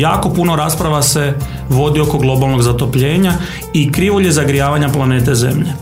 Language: Croatian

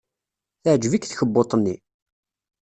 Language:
Kabyle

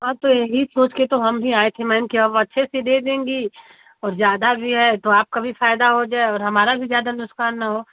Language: Hindi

